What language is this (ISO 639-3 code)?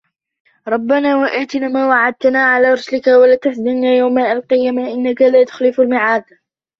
ara